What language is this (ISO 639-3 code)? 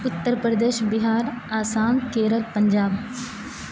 urd